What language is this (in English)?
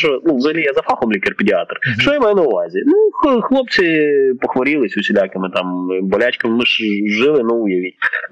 Ukrainian